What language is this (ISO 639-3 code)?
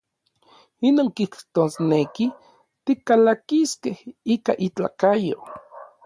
nlv